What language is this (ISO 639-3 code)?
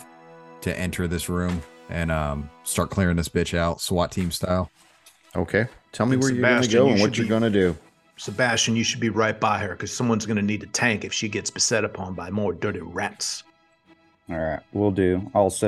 eng